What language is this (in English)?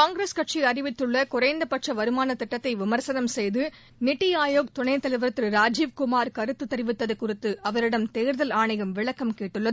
Tamil